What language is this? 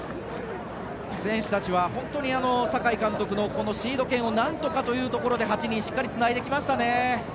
Japanese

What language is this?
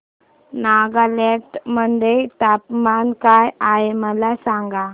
Marathi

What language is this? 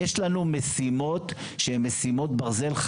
Hebrew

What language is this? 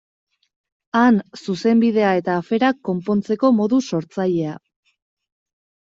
Basque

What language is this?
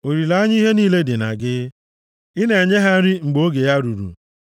Igbo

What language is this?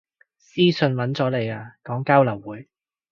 Cantonese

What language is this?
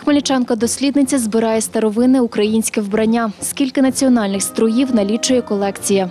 Ukrainian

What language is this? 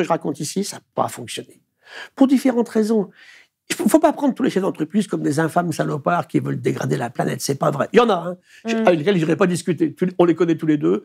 French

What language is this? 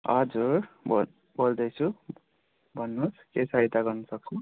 Nepali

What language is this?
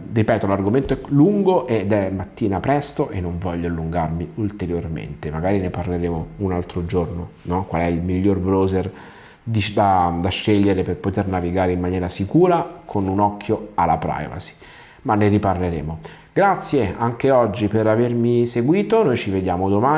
Italian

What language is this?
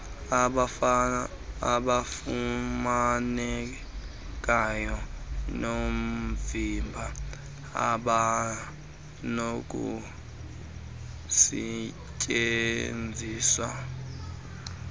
Xhosa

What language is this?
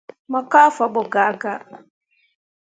Mundang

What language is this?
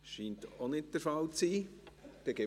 Swiss German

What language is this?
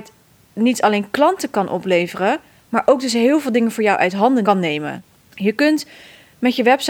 Dutch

